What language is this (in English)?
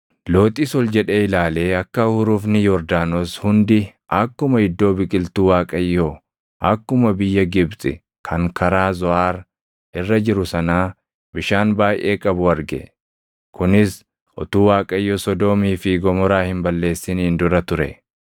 Oromo